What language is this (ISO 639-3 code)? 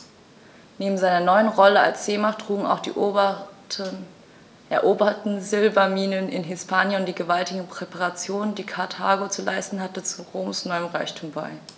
deu